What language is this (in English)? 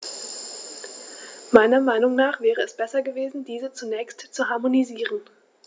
German